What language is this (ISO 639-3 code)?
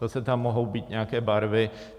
ces